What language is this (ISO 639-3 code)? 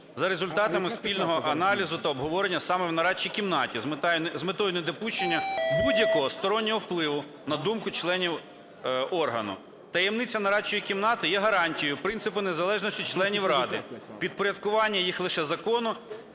ukr